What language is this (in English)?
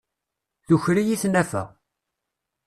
Kabyle